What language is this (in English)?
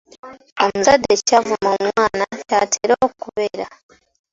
Ganda